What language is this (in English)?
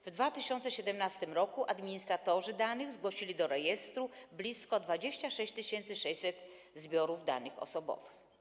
Polish